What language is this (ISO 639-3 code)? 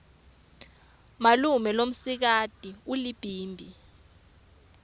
ssw